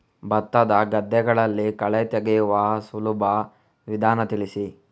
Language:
Kannada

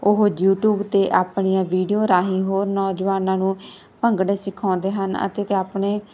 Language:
Punjabi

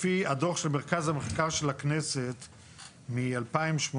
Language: Hebrew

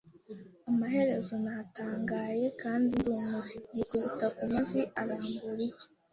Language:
Kinyarwanda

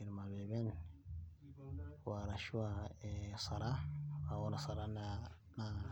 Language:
Masai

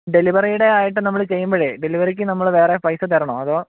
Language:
Malayalam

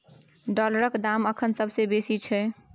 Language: Maithili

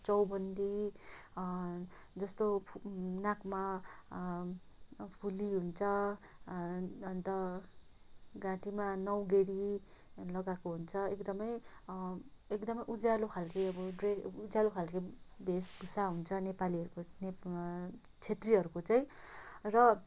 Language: Nepali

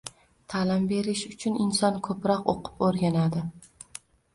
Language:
Uzbek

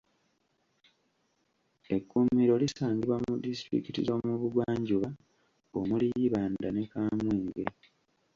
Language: Ganda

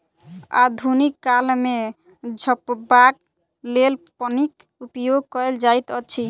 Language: Maithili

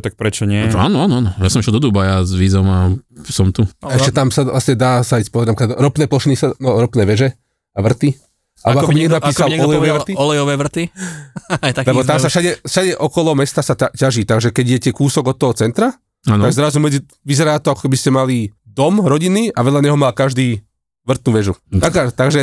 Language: Slovak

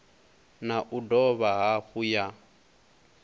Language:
Venda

